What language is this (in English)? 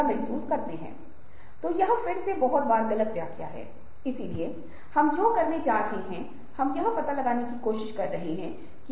Hindi